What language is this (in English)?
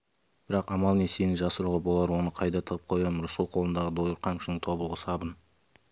Kazakh